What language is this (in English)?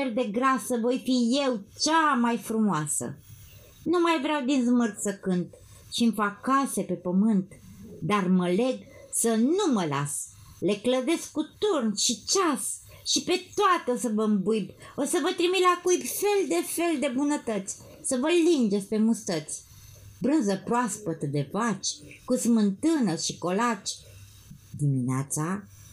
Romanian